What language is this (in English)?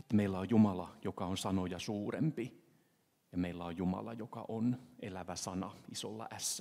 Finnish